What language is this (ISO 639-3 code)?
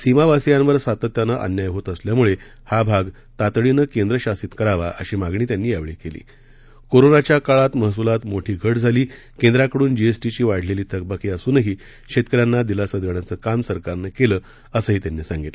mar